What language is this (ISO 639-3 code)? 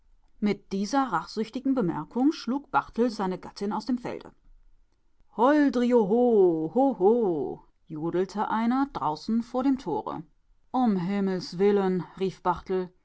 deu